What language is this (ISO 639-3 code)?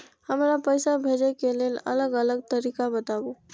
mai